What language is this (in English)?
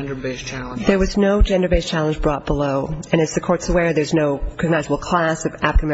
English